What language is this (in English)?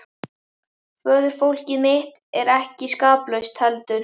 Icelandic